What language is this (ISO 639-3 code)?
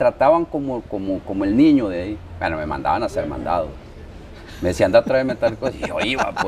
spa